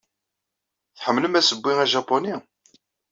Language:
Kabyle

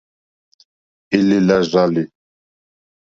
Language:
Mokpwe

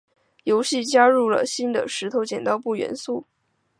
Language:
Chinese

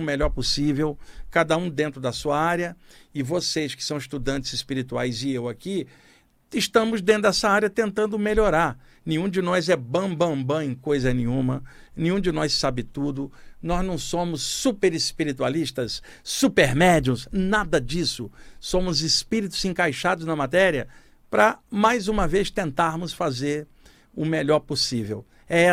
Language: Portuguese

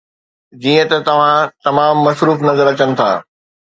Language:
Sindhi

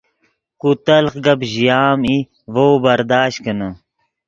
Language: Yidgha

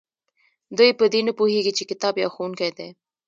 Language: Pashto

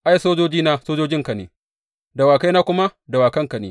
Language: Hausa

